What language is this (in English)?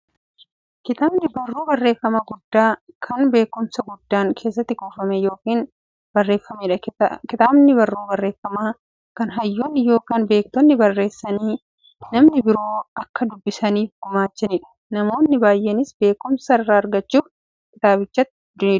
Oromo